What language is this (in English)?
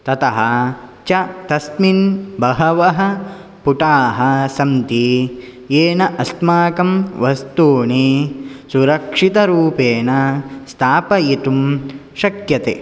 Sanskrit